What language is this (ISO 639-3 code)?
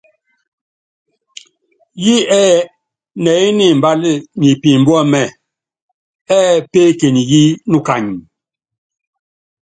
yav